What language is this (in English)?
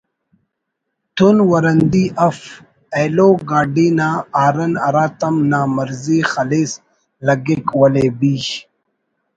Brahui